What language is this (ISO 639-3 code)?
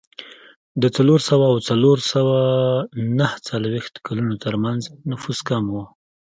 pus